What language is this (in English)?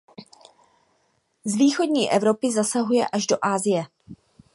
Czech